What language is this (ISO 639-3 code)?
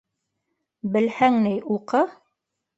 bak